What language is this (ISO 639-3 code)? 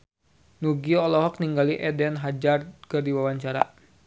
sun